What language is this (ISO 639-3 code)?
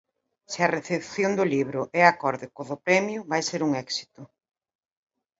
glg